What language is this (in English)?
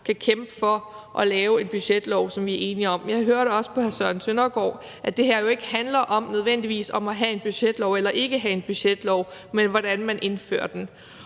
Danish